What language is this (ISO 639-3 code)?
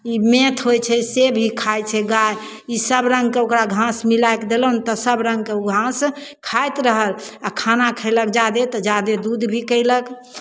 mai